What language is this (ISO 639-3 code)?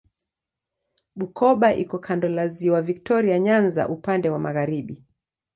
swa